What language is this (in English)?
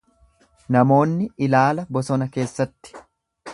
Oromo